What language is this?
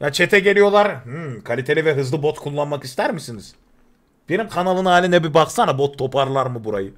Turkish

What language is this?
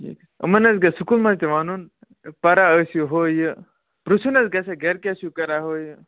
Kashmiri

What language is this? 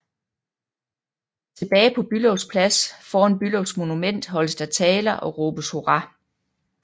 Danish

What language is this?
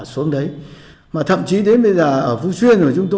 Vietnamese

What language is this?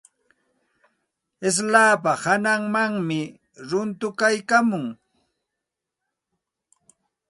Santa Ana de Tusi Pasco Quechua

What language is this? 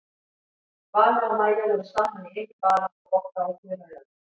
Icelandic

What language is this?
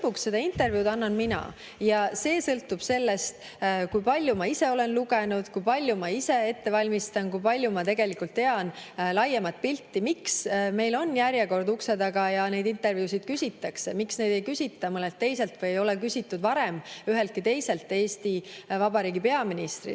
Estonian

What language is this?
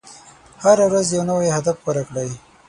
Pashto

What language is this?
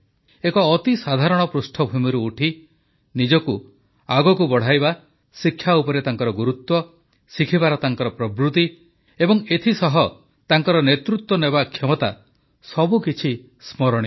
Odia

